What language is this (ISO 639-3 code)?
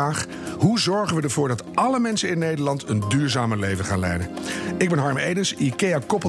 nld